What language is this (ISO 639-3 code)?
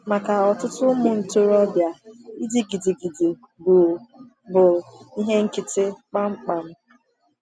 ibo